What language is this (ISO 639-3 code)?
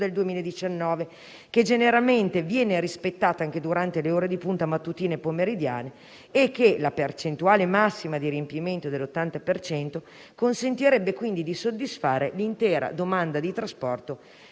ita